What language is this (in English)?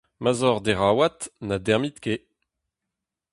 Breton